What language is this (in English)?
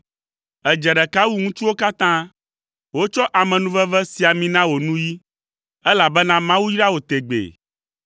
Ewe